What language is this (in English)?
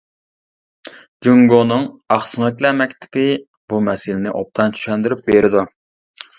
Uyghur